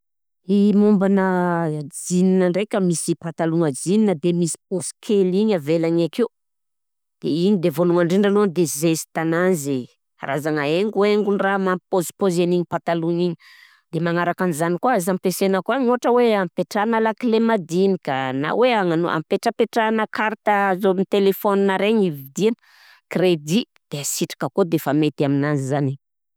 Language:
Southern Betsimisaraka Malagasy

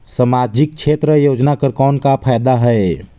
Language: Chhattisgarhi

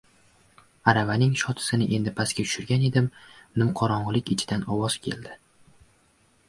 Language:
Uzbek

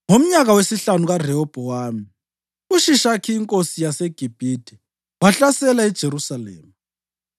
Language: North Ndebele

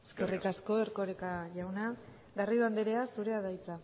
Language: Basque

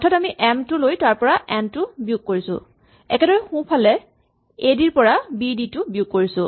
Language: Assamese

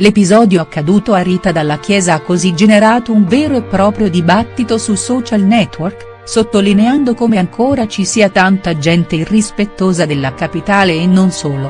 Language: Italian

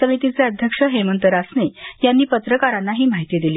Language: Marathi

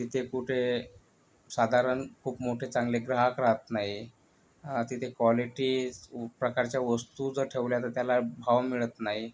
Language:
Marathi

